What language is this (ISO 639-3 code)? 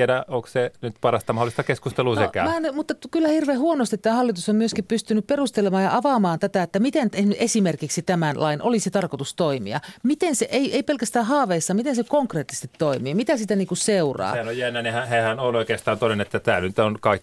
fin